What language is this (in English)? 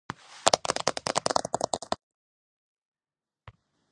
Georgian